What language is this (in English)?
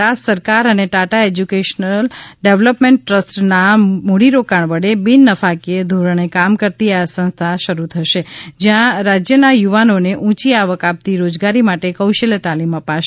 Gujarati